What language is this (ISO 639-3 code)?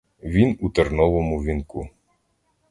ukr